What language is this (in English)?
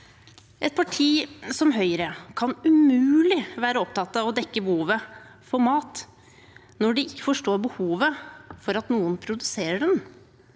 Norwegian